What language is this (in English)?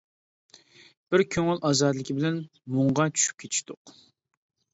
Uyghur